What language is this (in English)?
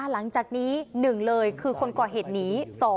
Thai